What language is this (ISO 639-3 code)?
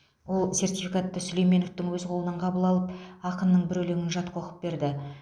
kaz